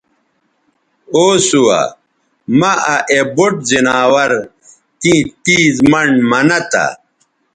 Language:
Bateri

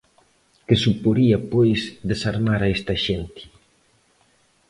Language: Galician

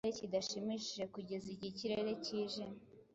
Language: Kinyarwanda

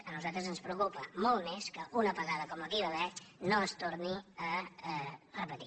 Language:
Catalan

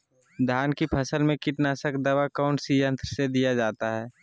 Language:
Magahi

